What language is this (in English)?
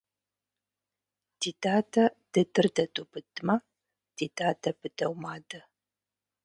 Kabardian